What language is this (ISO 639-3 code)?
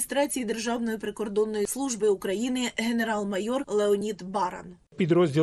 ukr